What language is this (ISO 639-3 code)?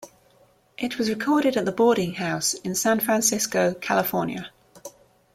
eng